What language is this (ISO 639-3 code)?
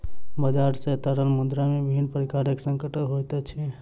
mai